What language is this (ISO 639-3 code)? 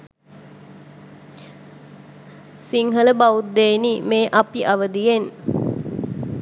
sin